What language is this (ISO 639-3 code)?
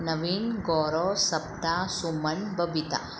snd